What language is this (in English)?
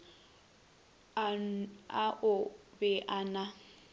Northern Sotho